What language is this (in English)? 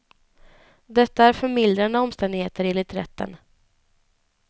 Swedish